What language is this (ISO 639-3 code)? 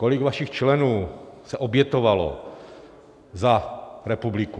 ces